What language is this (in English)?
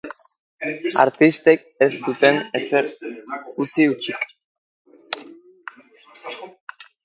Basque